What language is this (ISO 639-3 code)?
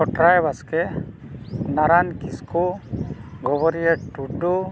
sat